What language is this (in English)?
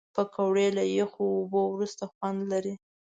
Pashto